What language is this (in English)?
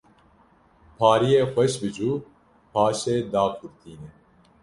Kurdish